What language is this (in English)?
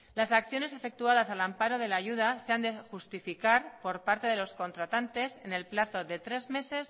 Spanish